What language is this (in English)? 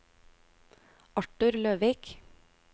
Norwegian